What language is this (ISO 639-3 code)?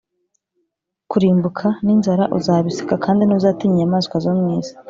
kin